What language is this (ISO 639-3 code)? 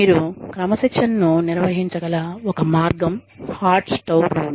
tel